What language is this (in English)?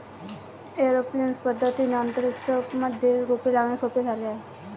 Marathi